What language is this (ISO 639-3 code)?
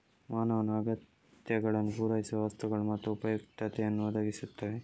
kan